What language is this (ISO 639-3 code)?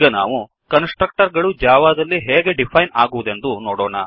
kan